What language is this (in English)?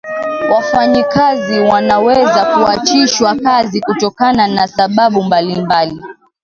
Swahili